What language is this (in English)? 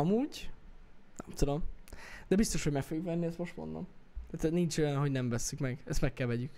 Hungarian